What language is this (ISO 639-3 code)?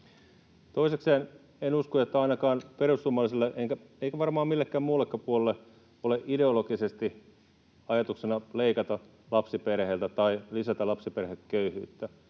fin